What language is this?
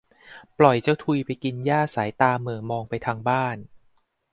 Thai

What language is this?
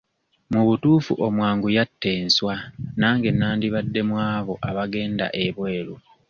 Ganda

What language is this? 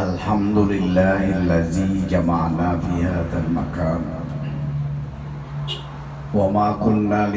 Indonesian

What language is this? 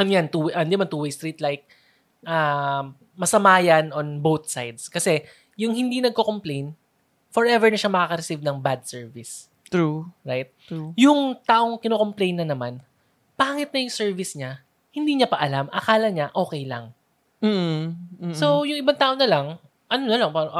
Filipino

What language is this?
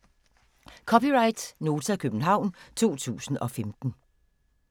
Danish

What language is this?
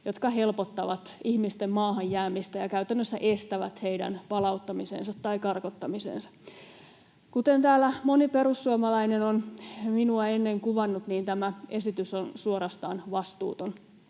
Finnish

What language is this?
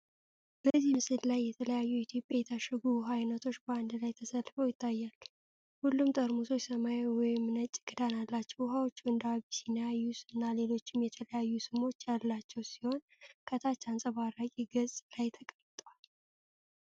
Amharic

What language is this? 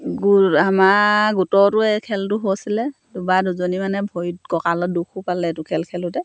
Assamese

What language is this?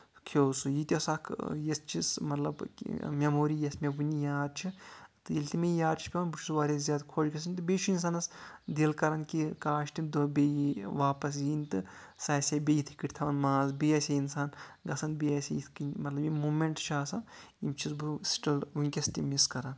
Kashmiri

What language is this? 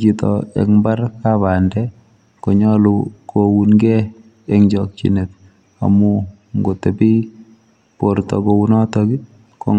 Kalenjin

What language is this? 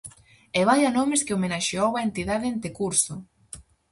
Galician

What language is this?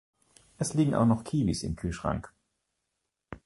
German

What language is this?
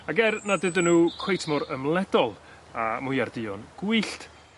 Welsh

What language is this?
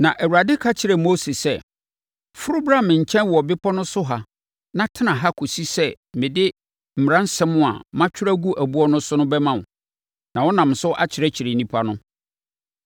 Akan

